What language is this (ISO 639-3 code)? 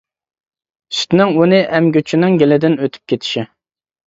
uig